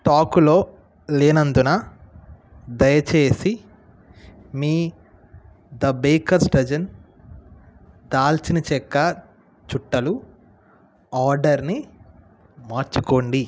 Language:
Telugu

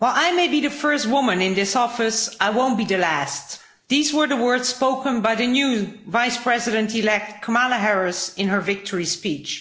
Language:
English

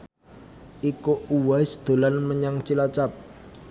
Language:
Javanese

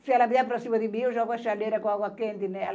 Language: Portuguese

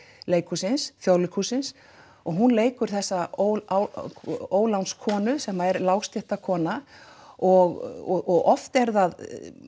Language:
Icelandic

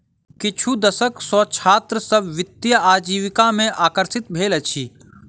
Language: Maithili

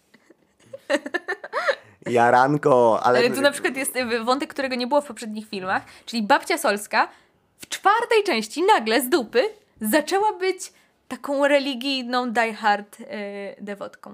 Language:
Polish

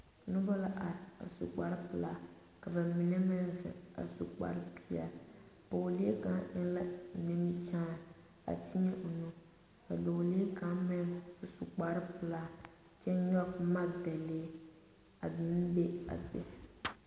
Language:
Southern Dagaare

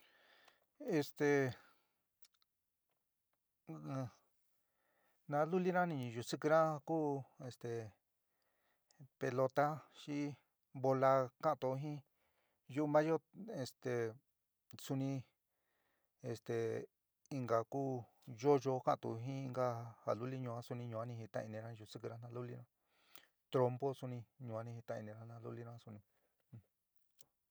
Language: San Miguel El Grande Mixtec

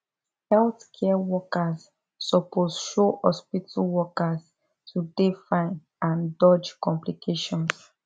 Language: Nigerian Pidgin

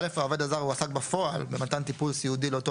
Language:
Hebrew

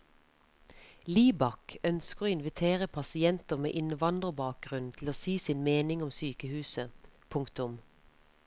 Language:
Norwegian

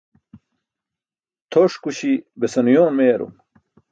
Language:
Burushaski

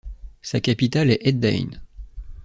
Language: French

